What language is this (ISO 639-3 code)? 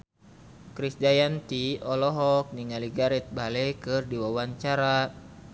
sun